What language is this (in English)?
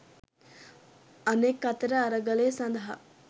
Sinhala